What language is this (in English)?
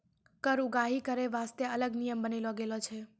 Maithili